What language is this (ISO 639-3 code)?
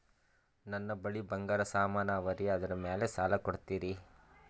kan